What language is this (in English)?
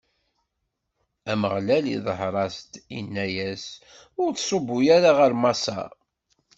Kabyle